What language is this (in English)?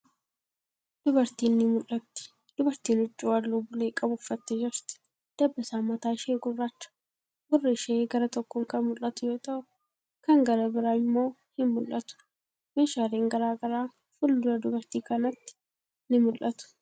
Oromo